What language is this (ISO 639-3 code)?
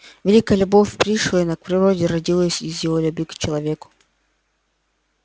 rus